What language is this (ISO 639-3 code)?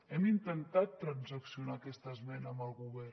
cat